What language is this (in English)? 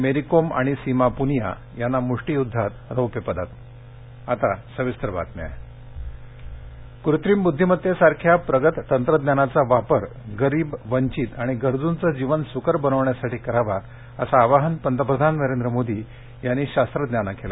Marathi